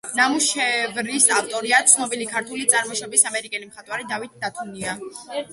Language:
Georgian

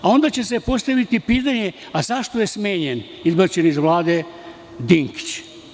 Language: Serbian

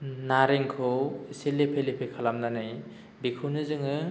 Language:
Bodo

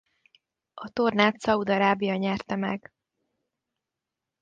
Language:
Hungarian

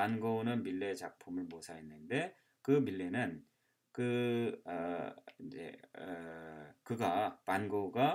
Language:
Korean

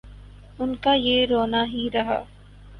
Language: Urdu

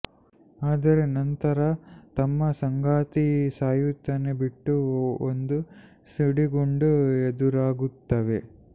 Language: Kannada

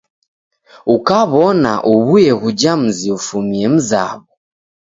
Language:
Taita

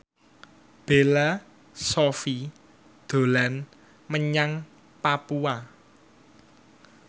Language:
Javanese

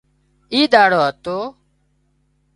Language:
Wadiyara Koli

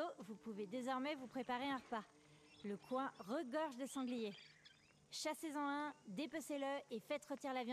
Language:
French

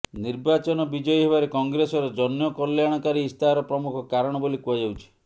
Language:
Odia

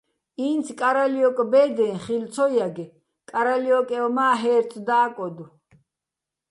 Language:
Bats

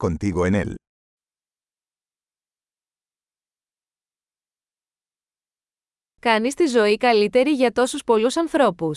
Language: Greek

